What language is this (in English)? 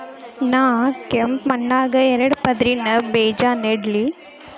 Kannada